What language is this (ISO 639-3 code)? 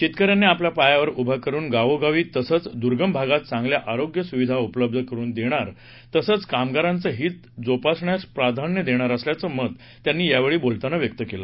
mar